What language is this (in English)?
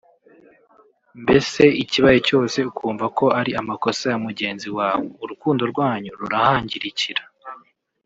Kinyarwanda